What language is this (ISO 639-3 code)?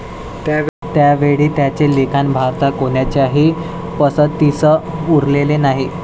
mar